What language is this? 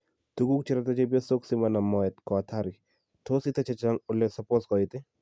Kalenjin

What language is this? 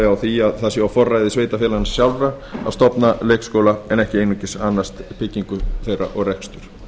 Icelandic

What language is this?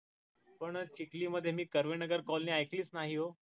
Marathi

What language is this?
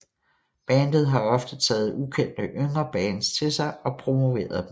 Danish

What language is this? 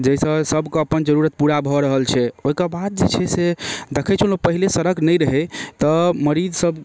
Maithili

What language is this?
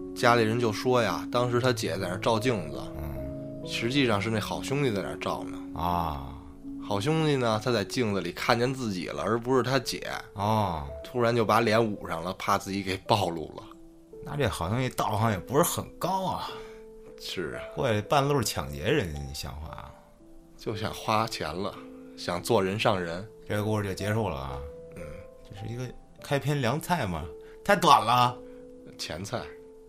Chinese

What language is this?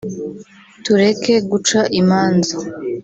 Kinyarwanda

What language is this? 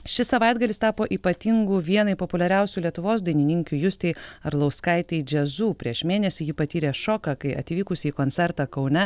Lithuanian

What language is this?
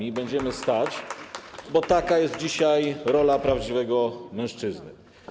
Polish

